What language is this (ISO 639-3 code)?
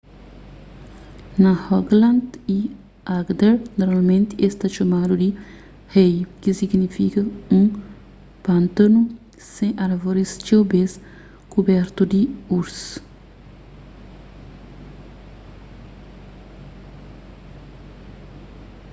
kea